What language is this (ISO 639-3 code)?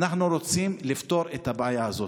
heb